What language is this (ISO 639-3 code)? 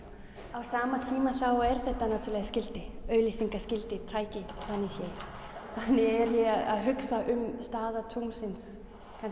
isl